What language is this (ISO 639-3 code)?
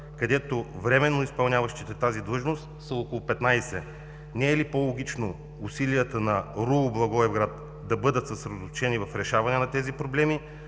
bul